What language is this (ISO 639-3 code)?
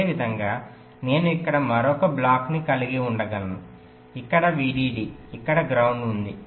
tel